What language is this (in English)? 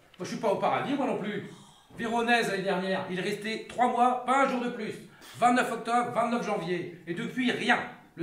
French